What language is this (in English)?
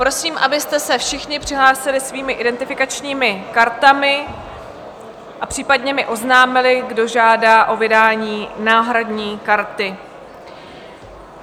Czech